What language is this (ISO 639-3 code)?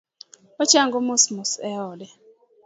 luo